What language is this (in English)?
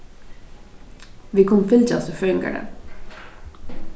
Faroese